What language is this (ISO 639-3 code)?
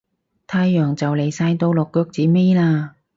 yue